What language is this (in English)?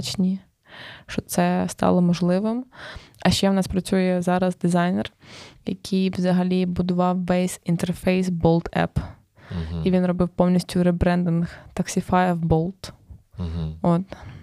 Ukrainian